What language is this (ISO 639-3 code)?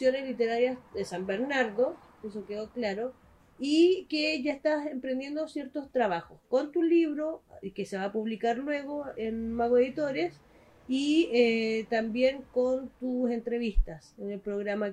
spa